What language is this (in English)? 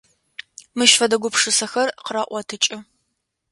Adyghe